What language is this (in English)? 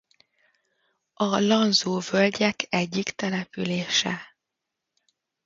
Hungarian